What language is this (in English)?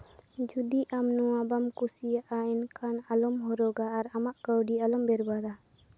Santali